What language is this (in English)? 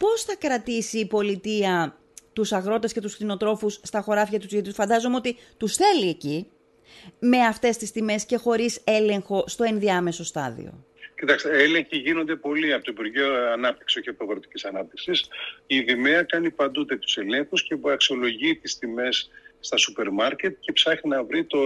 Greek